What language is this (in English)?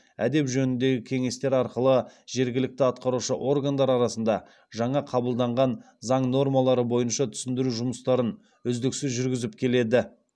Kazakh